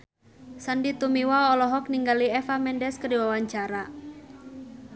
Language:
Sundanese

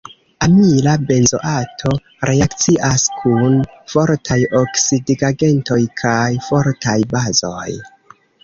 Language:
Esperanto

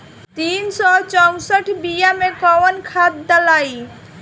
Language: Bhojpuri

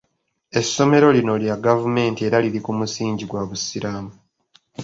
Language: Ganda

